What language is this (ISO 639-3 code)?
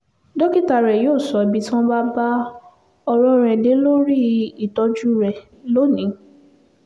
yor